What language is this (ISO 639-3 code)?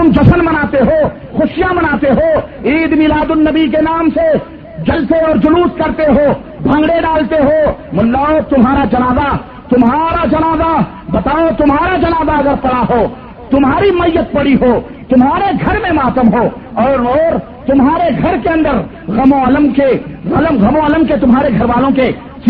urd